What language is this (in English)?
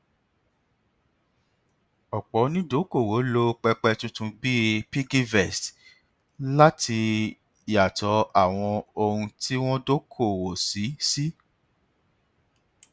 Yoruba